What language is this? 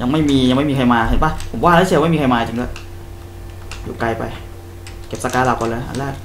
Thai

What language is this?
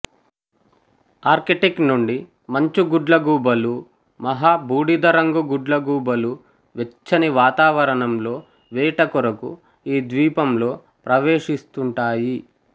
Telugu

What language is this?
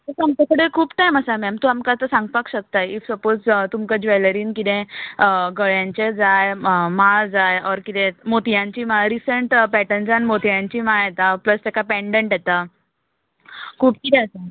Konkani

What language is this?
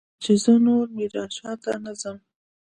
Pashto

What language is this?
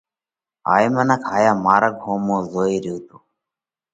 Parkari Koli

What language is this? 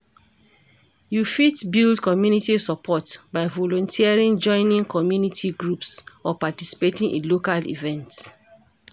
Nigerian Pidgin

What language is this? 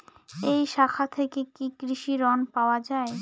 Bangla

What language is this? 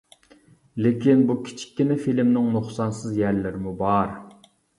Uyghur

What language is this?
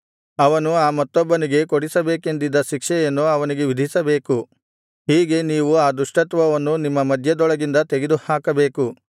Kannada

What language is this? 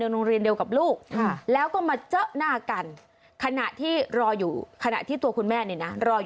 Thai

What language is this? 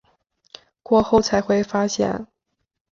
Chinese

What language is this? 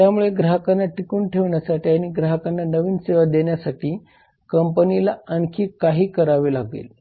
Marathi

